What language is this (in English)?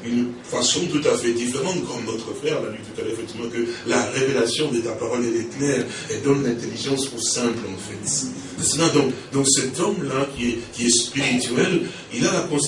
French